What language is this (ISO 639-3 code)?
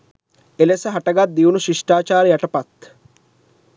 sin